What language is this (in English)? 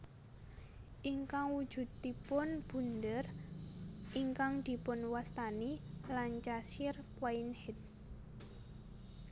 Javanese